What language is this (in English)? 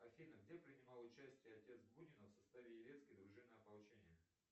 Russian